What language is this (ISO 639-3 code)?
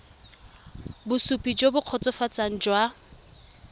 tsn